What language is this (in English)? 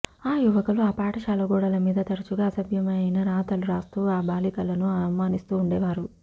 Telugu